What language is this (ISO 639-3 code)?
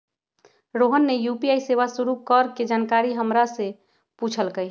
mag